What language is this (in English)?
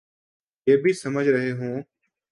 Urdu